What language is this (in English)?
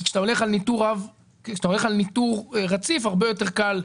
Hebrew